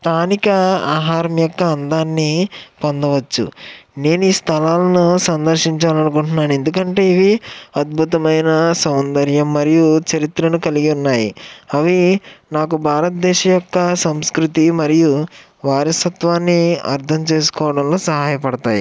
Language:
Telugu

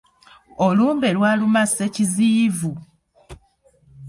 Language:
Ganda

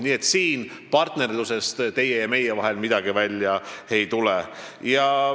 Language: Estonian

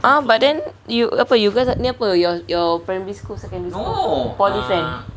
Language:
English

